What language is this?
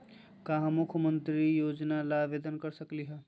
Magahi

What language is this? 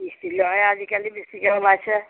Assamese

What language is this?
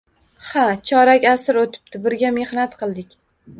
Uzbek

